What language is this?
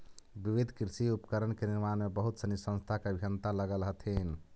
Magahi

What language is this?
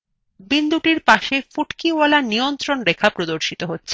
Bangla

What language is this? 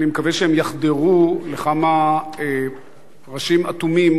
Hebrew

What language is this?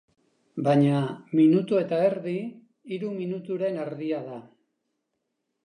Basque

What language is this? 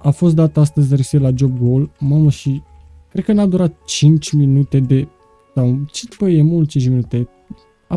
Romanian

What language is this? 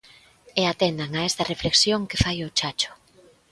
Galician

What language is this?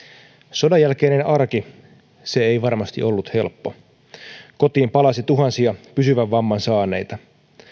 Finnish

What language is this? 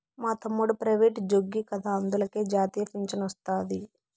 Telugu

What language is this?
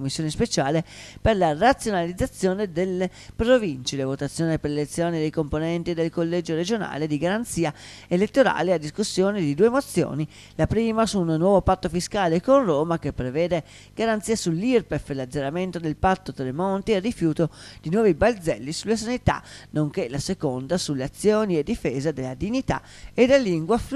Italian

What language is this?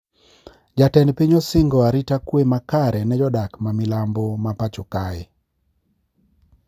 Luo (Kenya and Tanzania)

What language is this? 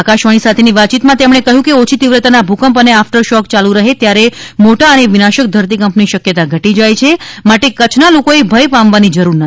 Gujarati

